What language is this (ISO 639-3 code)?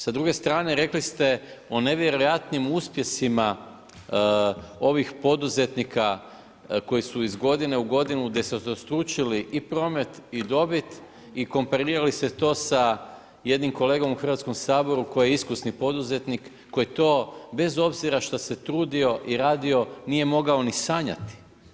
hrv